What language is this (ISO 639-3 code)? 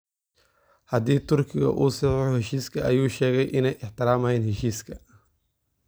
som